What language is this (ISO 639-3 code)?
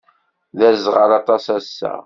kab